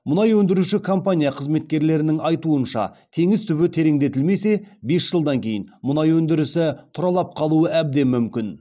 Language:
Kazakh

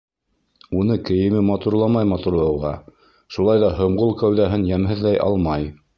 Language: Bashkir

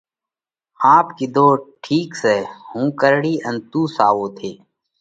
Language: Parkari Koli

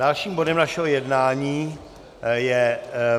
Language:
Czech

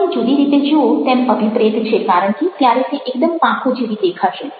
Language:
Gujarati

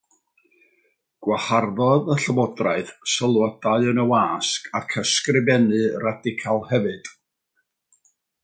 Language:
Welsh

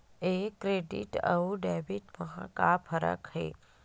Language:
Chhattisgarhi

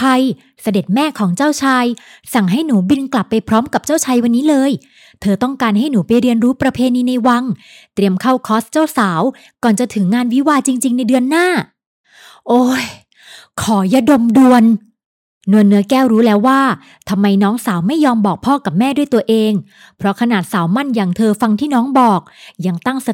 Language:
Thai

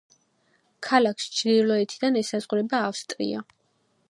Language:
Georgian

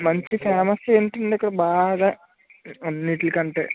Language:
Telugu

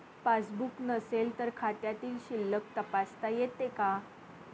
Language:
Marathi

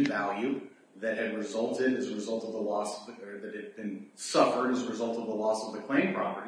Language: English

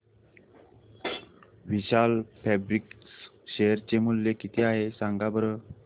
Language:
Marathi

